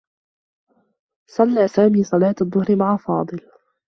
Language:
Arabic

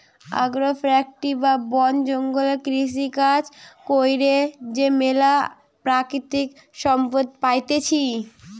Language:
Bangla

